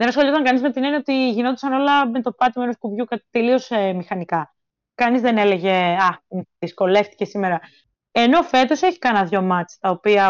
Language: Greek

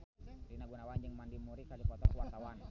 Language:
Sundanese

